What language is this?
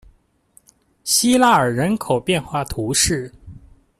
Chinese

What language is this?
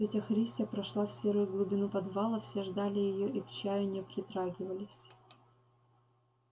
Russian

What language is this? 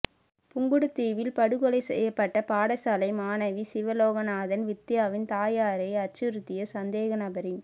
Tamil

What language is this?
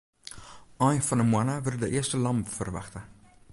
Western Frisian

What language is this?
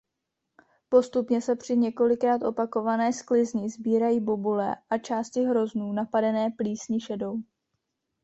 Czech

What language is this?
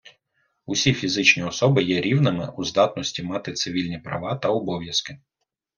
Ukrainian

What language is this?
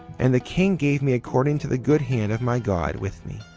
English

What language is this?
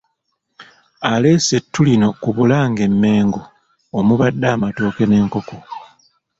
Ganda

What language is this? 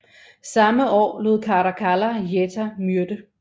Danish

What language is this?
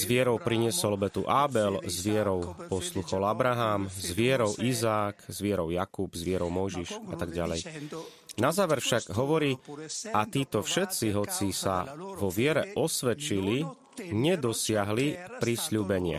Slovak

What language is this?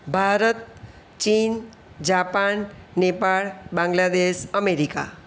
Gujarati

